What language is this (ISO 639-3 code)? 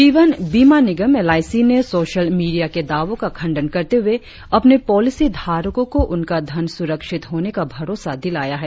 hin